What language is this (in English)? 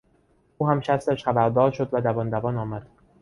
Persian